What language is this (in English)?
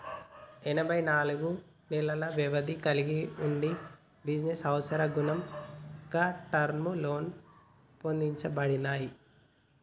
Telugu